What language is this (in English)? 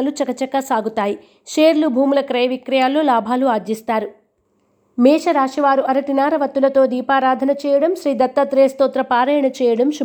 Telugu